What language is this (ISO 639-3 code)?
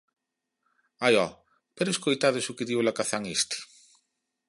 glg